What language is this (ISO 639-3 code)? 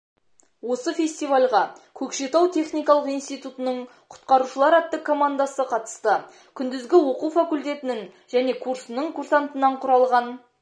kaz